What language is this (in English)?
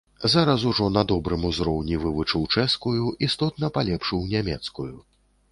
Belarusian